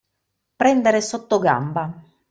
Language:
Italian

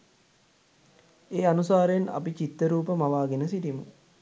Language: Sinhala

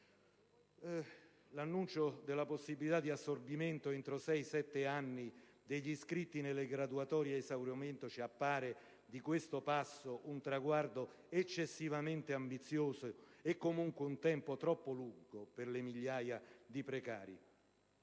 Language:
Italian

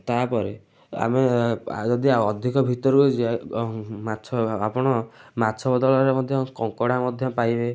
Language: Odia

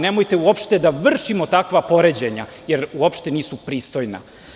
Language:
Serbian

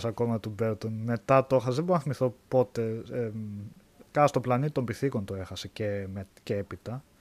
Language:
Greek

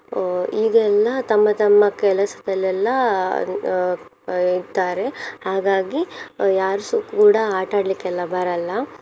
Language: Kannada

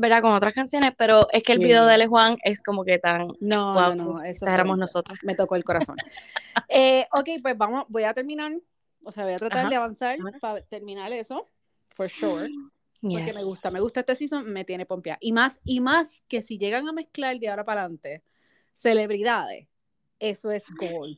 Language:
Spanish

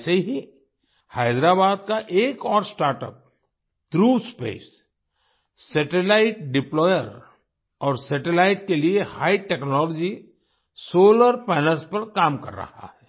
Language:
Hindi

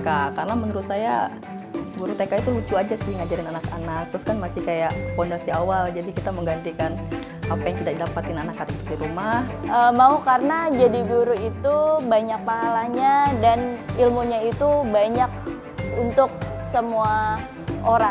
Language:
Indonesian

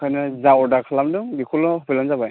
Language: Bodo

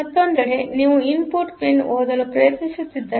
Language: Kannada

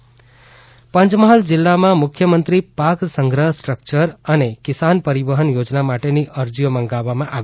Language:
Gujarati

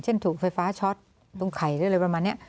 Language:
Thai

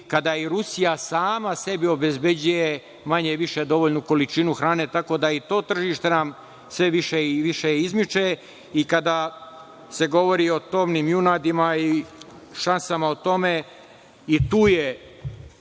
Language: Serbian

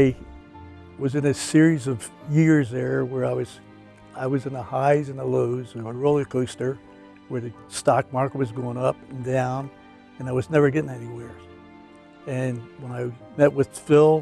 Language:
English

